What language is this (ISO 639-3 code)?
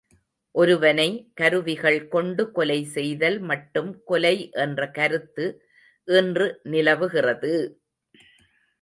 tam